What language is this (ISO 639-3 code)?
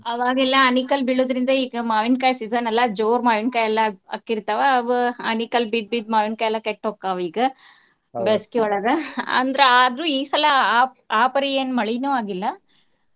kan